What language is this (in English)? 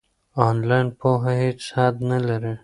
Pashto